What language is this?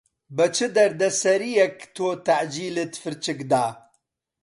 Central Kurdish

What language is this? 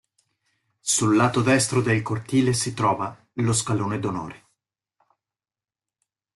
Italian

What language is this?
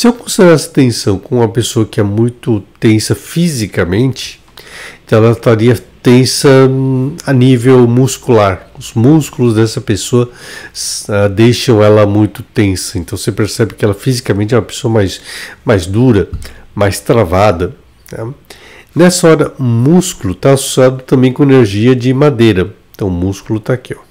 Portuguese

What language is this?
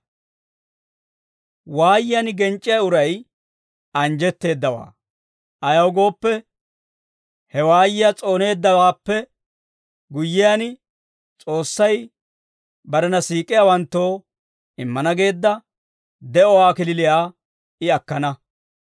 Dawro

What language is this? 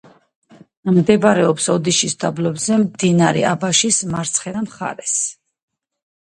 Georgian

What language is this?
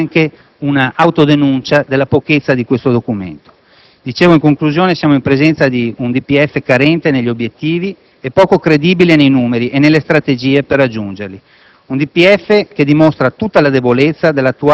Italian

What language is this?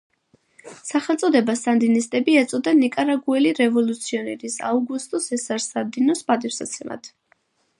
Georgian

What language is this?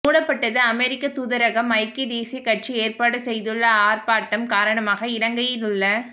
Tamil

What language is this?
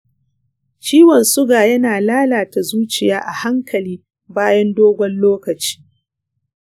Hausa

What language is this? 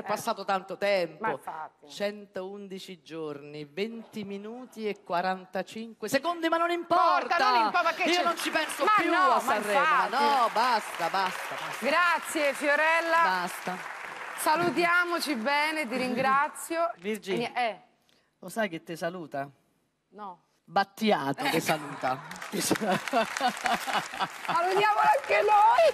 Italian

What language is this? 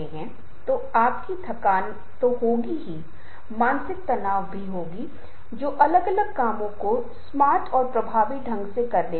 Hindi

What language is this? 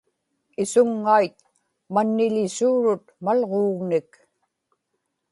Inupiaq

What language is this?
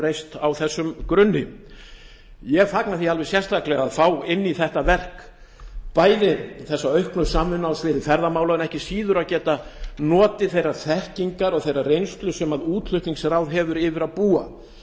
Icelandic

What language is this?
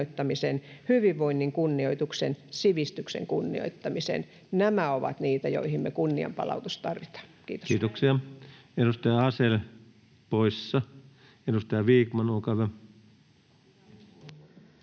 Finnish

